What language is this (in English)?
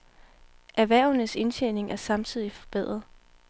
Danish